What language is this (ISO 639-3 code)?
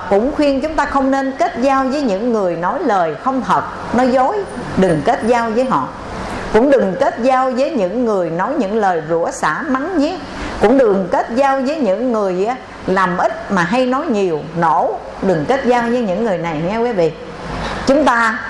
vie